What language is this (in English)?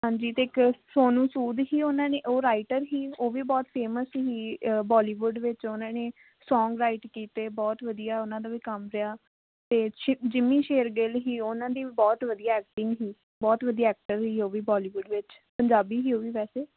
Punjabi